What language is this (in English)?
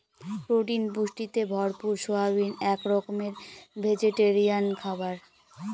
Bangla